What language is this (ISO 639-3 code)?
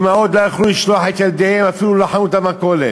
heb